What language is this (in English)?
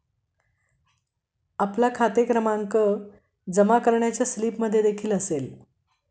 Marathi